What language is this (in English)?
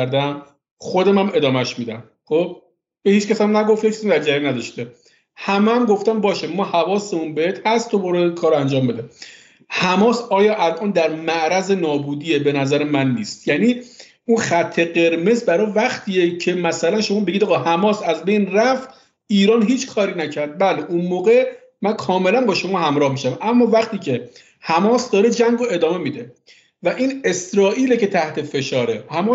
Persian